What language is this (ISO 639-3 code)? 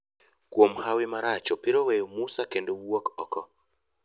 luo